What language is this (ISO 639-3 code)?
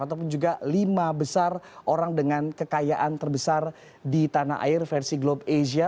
ind